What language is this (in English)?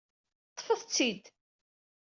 Kabyle